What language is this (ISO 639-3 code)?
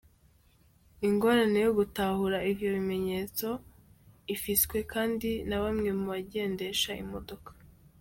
kin